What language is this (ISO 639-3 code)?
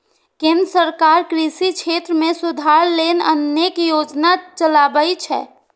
mai